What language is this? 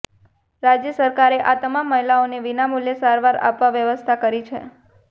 Gujarati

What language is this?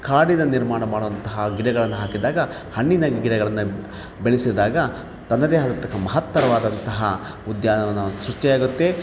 Kannada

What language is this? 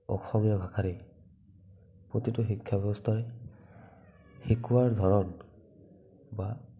Assamese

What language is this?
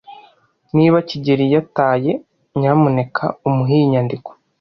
Kinyarwanda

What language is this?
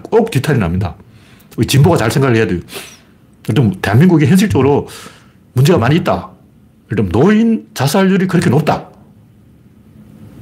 Korean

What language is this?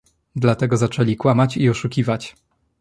Polish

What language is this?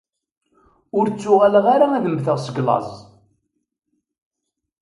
Kabyle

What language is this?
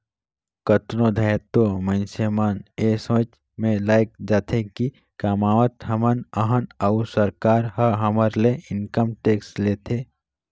Chhattisgarhi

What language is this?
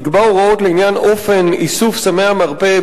Hebrew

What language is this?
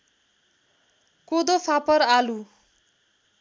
Nepali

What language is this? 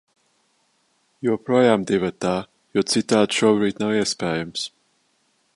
Latvian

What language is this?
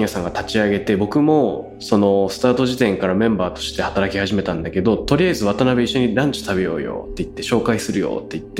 Japanese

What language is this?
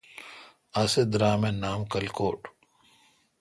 Kalkoti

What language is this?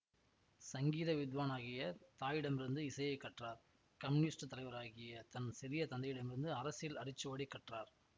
Tamil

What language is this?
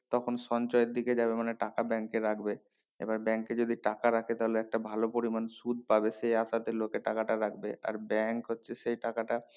Bangla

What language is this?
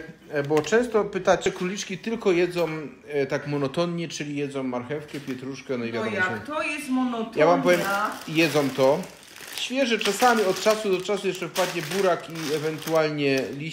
Polish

